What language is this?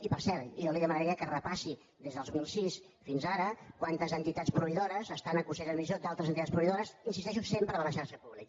Catalan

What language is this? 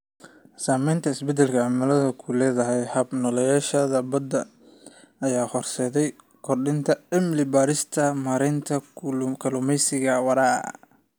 Somali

